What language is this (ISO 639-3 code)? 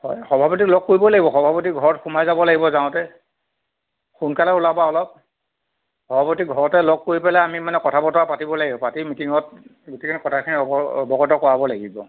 asm